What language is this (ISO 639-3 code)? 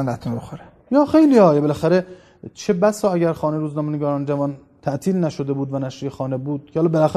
fas